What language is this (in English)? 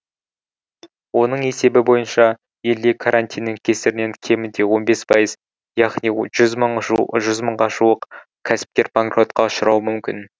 Kazakh